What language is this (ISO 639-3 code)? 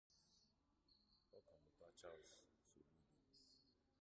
ibo